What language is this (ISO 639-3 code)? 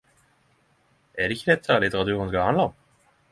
nno